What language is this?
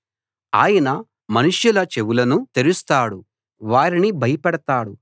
Telugu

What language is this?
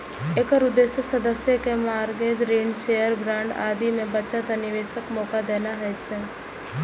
Maithili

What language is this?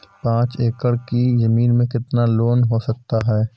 Hindi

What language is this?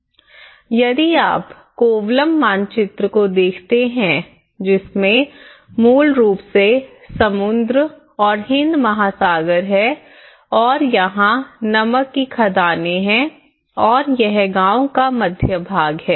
Hindi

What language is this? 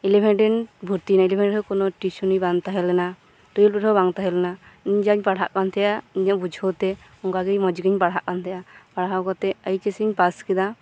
Santali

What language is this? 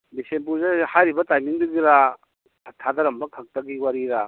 Manipuri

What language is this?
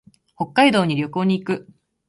Japanese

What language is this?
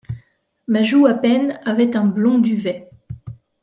French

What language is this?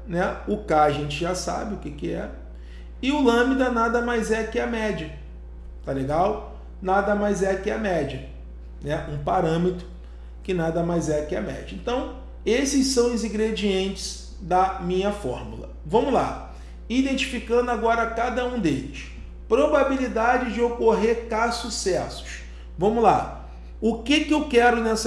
Portuguese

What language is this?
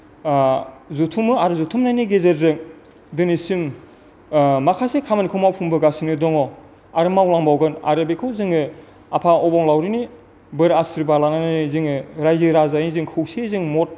Bodo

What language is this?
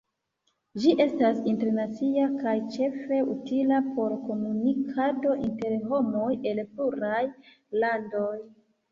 Esperanto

